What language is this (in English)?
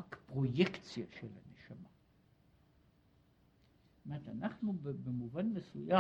Hebrew